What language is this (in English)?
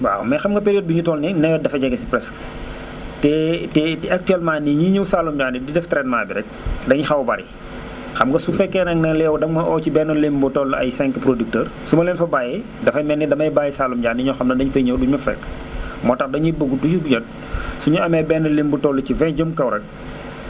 Wolof